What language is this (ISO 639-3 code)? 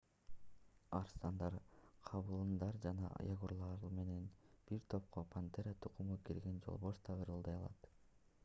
kir